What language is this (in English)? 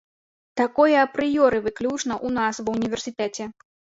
Belarusian